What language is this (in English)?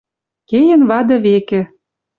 Western Mari